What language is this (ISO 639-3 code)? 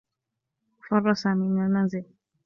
ara